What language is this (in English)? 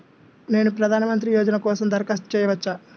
Telugu